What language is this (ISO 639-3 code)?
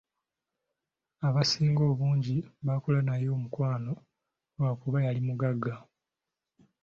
lug